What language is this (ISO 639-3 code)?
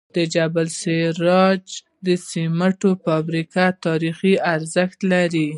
pus